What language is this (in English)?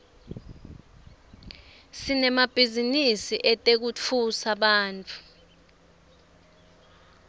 Swati